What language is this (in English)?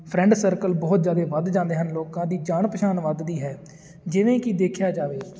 Punjabi